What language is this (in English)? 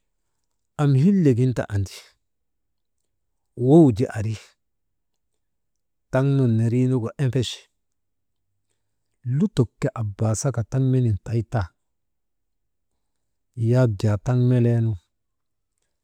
Maba